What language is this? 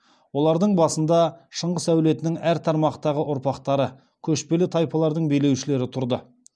Kazakh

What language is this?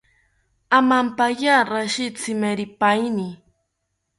South Ucayali Ashéninka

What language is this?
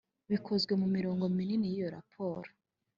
Kinyarwanda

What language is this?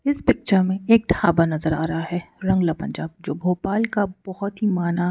Hindi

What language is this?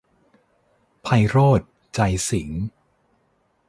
Thai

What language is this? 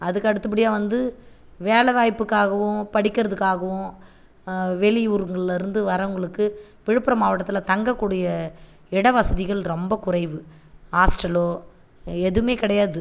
Tamil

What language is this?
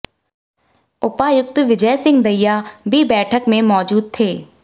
Hindi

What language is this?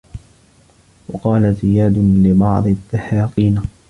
Arabic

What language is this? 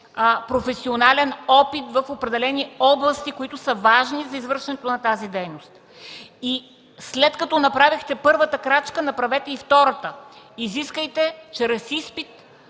Bulgarian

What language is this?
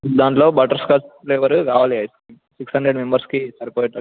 Telugu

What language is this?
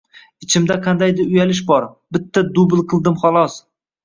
Uzbek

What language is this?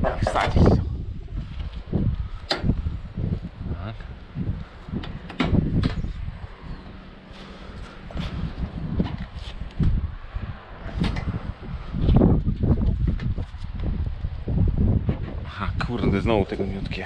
Polish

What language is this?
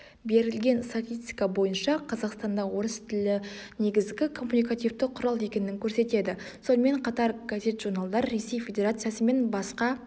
Kazakh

